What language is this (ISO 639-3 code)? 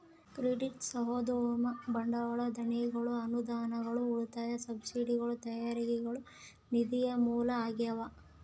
kan